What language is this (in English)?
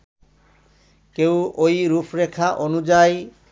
Bangla